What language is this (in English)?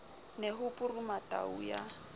Southern Sotho